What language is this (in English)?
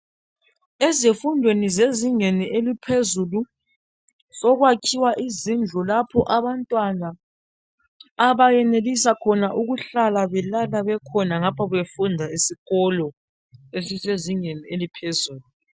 North Ndebele